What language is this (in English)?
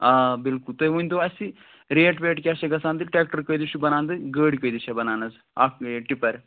Kashmiri